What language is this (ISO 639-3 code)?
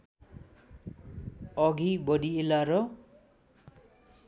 nep